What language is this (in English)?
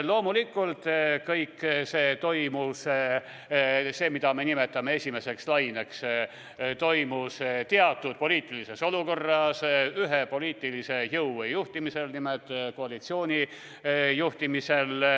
Estonian